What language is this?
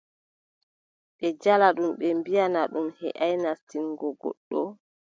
Adamawa Fulfulde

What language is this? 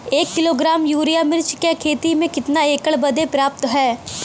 Bhojpuri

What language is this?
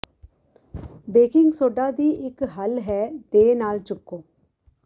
Punjabi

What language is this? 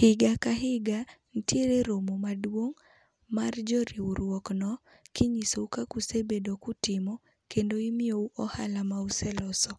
Luo (Kenya and Tanzania)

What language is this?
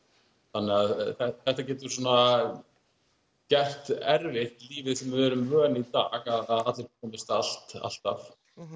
Icelandic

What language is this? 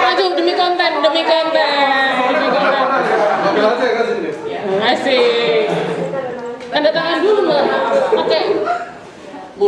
Indonesian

